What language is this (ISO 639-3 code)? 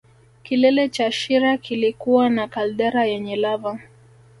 swa